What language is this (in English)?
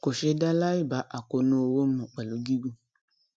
Yoruba